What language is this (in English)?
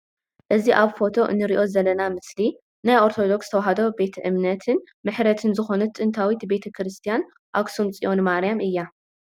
Tigrinya